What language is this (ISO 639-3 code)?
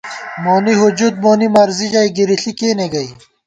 gwt